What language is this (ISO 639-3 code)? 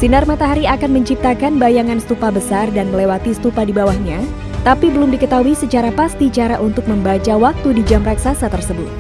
ind